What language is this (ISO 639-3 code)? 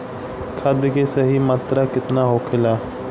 bho